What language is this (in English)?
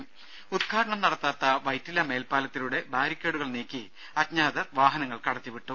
Malayalam